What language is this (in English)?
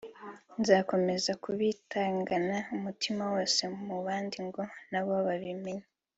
Kinyarwanda